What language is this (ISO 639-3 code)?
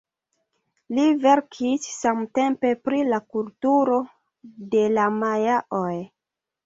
epo